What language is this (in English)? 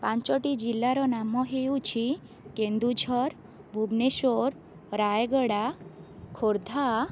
Odia